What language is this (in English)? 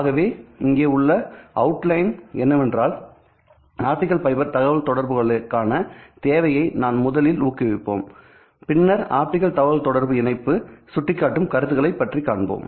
Tamil